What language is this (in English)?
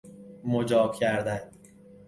Persian